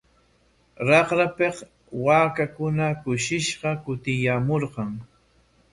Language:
Corongo Ancash Quechua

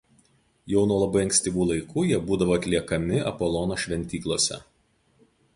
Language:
Lithuanian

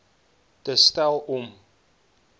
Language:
Afrikaans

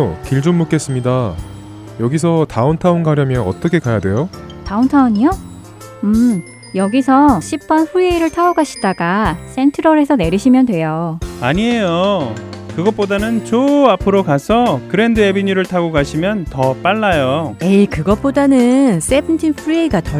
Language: Korean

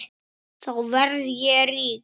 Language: Icelandic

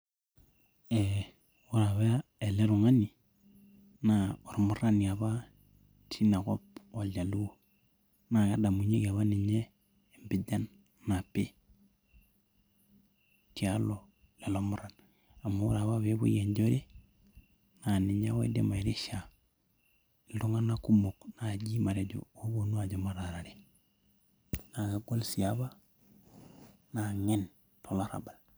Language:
Masai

